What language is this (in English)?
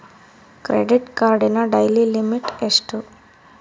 Kannada